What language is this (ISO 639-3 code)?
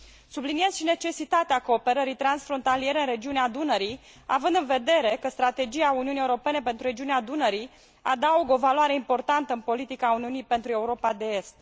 ron